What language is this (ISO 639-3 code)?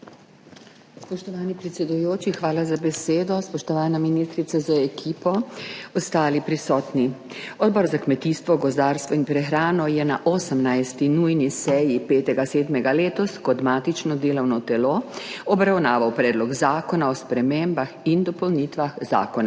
slv